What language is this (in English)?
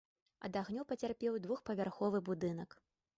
Belarusian